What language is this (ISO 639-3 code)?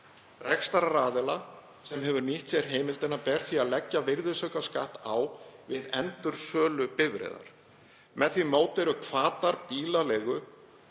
isl